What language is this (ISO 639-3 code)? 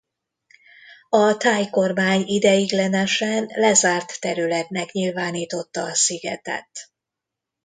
hun